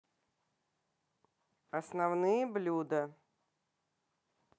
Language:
Russian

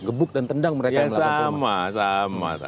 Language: Indonesian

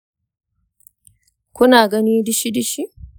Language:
Hausa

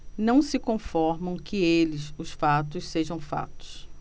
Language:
Portuguese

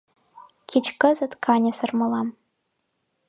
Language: Mari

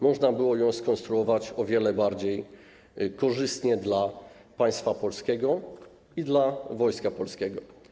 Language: Polish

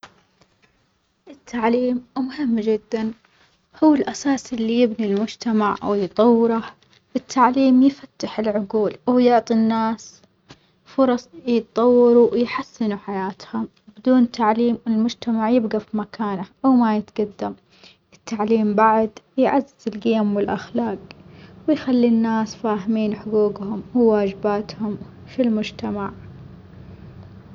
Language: Omani Arabic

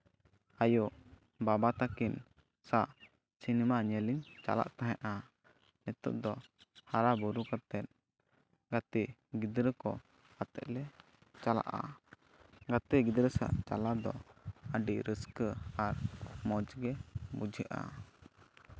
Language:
Santali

